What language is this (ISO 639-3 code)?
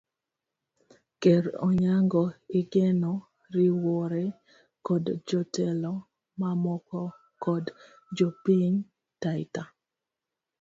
luo